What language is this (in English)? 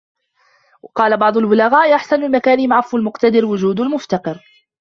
Arabic